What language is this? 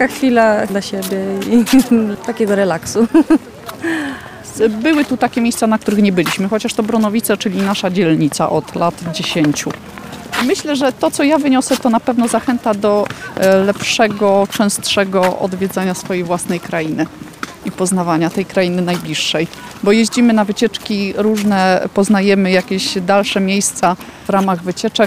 Polish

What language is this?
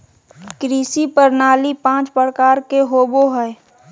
Magahi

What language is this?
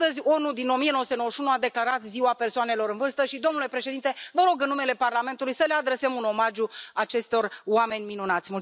Romanian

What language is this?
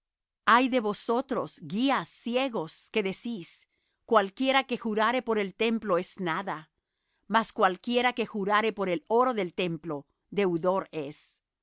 Spanish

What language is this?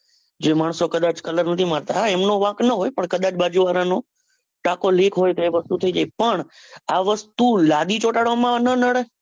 Gujarati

